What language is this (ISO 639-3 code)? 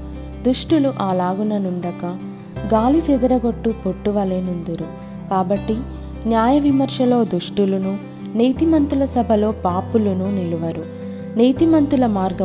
tel